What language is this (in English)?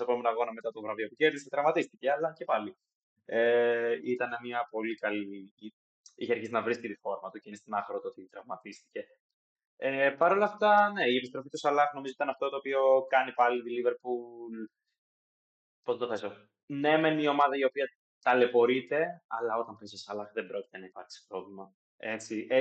Greek